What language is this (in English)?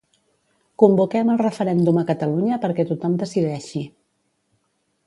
Catalan